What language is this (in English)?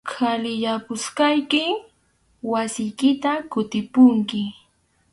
Arequipa-La Unión Quechua